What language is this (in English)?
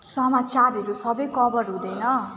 Nepali